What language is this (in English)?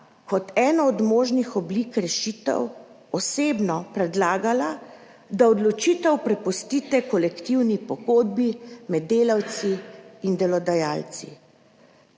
Slovenian